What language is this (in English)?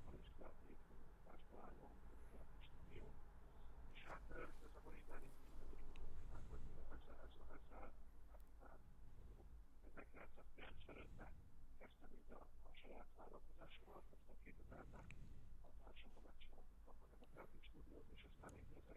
Hungarian